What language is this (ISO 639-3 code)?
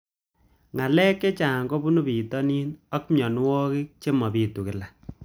kln